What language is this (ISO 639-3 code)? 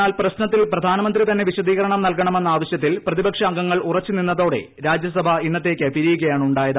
mal